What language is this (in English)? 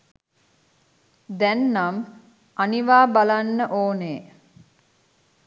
Sinhala